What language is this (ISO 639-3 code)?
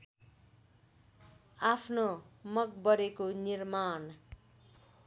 nep